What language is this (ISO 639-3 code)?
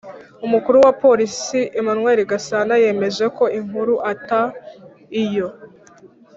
kin